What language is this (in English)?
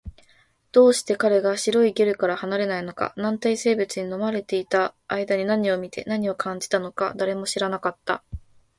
Japanese